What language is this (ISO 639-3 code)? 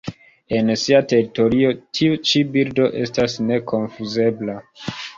epo